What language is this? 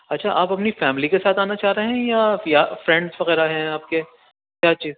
Urdu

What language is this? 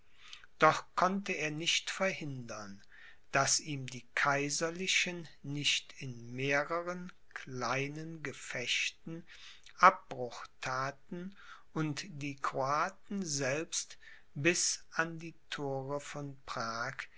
German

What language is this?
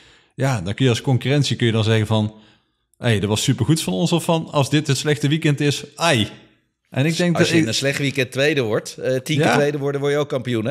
Dutch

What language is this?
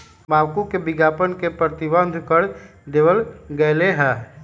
Magahi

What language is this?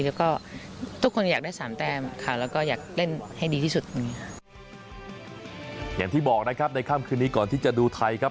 Thai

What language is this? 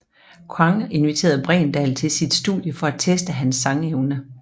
Danish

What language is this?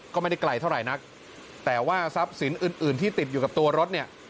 Thai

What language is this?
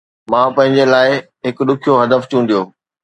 Sindhi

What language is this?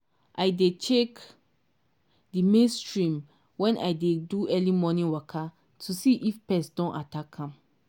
Nigerian Pidgin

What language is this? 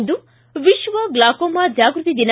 Kannada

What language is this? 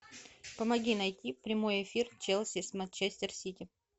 Russian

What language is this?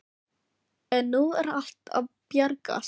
Icelandic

